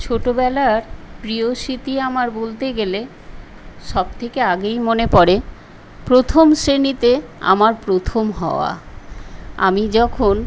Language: Bangla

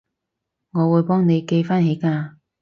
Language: Cantonese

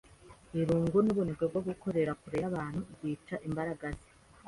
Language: Kinyarwanda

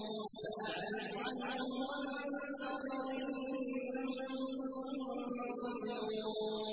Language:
Arabic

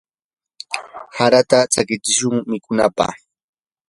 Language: Yanahuanca Pasco Quechua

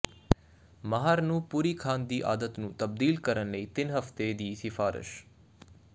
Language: Punjabi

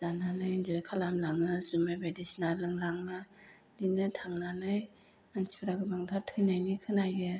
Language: Bodo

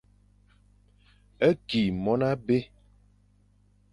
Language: Fang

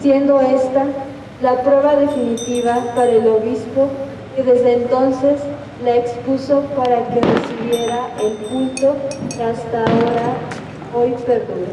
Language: Spanish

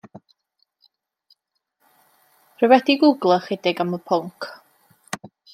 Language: Welsh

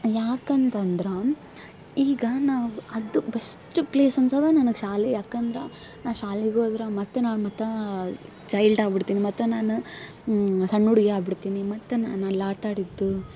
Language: Kannada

